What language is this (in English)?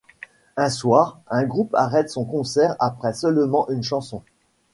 French